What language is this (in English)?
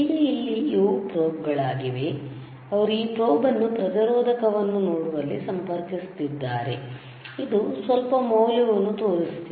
Kannada